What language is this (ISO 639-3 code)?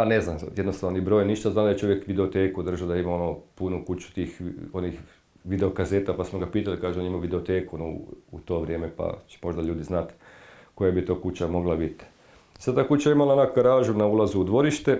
hrv